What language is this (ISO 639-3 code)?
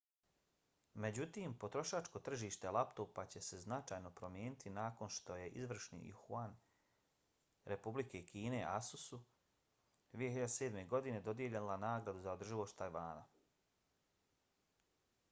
bos